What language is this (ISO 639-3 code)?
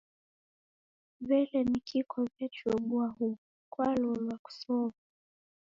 dav